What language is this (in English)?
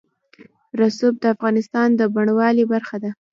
Pashto